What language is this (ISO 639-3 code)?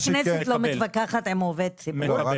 heb